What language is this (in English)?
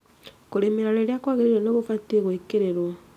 Kikuyu